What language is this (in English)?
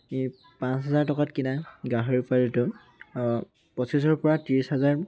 Assamese